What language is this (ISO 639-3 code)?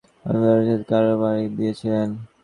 ben